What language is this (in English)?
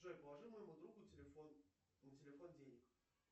Russian